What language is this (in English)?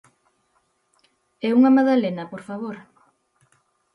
Galician